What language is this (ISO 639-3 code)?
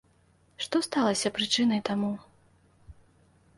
bel